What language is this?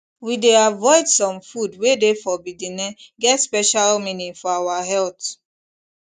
Nigerian Pidgin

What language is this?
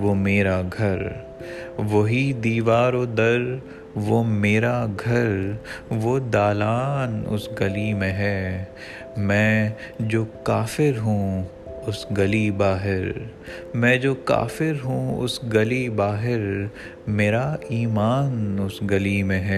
Urdu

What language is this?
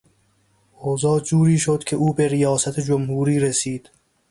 Persian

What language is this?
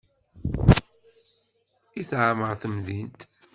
Kabyle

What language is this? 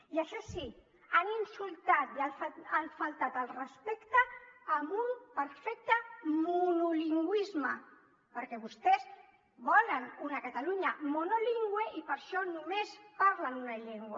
Catalan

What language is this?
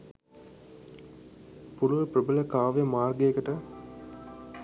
Sinhala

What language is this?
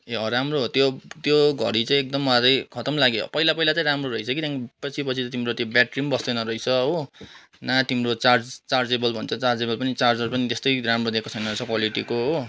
Nepali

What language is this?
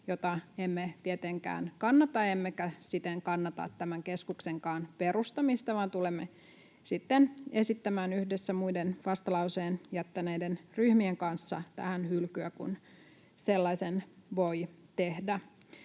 Finnish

